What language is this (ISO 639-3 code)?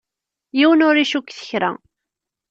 kab